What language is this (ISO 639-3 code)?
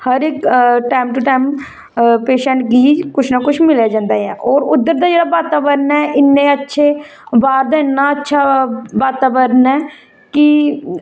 doi